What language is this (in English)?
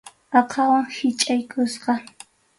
Arequipa-La Unión Quechua